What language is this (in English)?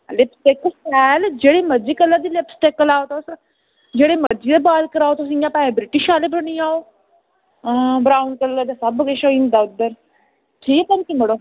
Dogri